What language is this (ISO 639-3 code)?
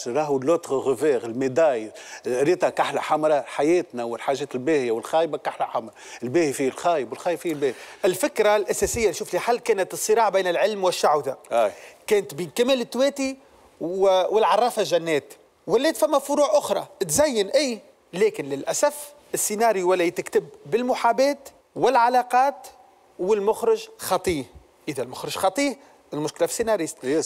ara